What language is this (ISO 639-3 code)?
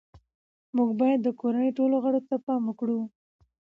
pus